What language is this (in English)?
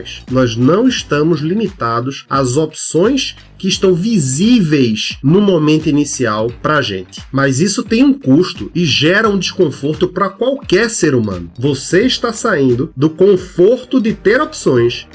Portuguese